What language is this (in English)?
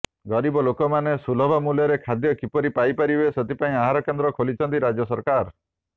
Odia